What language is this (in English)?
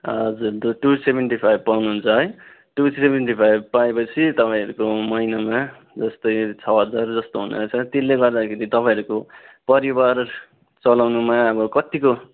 Nepali